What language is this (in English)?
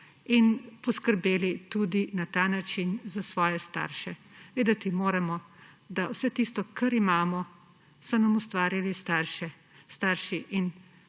Slovenian